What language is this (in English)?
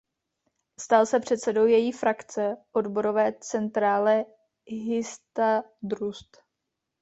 Czech